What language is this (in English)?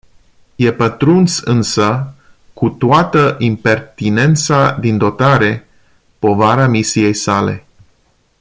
Romanian